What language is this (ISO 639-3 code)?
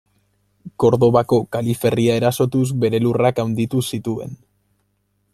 eus